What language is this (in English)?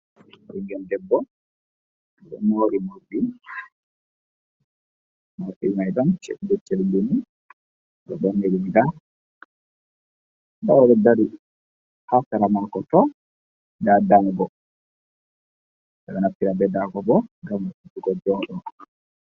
Fula